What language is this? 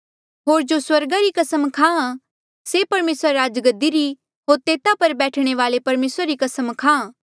Mandeali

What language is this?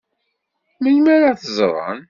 Kabyle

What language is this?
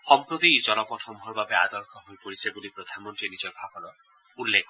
Assamese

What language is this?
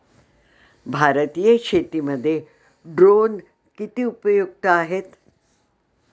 Marathi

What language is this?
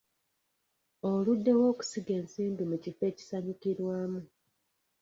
Ganda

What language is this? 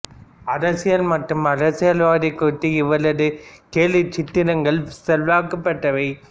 Tamil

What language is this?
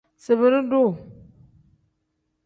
Tem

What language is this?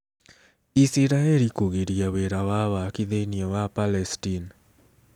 Kikuyu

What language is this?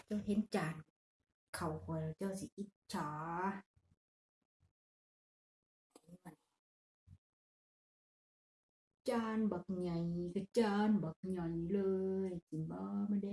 Thai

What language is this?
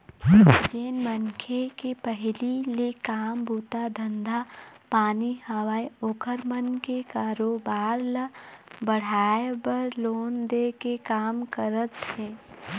Chhattisgarhi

